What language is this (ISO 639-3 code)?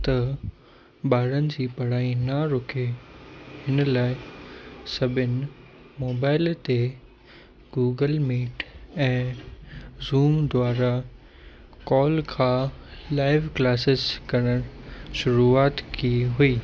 snd